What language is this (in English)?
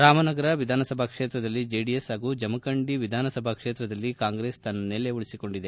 Kannada